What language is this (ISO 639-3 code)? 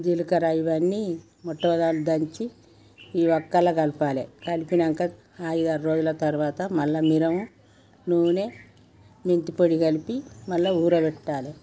tel